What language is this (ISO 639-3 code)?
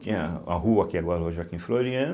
por